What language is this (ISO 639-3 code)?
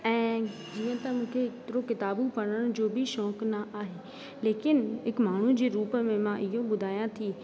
snd